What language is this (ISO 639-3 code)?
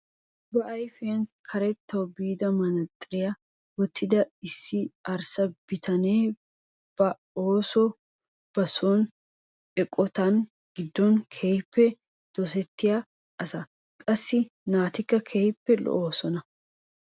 wal